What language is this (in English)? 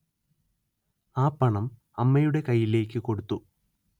Malayalam